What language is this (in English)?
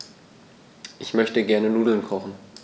German